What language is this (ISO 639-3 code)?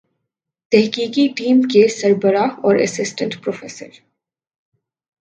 urd